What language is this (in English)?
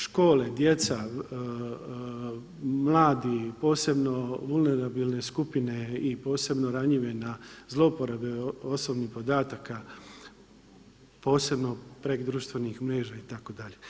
Croatian